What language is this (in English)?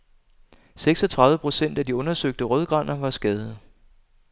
Danish